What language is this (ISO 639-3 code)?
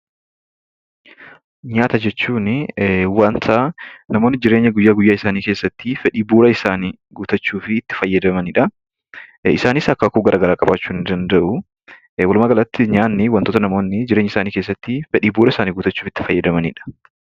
orm